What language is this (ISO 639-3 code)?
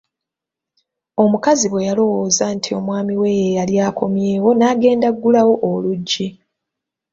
lug